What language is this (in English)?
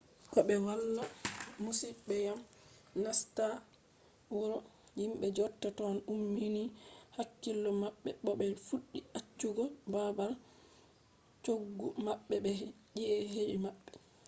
Fula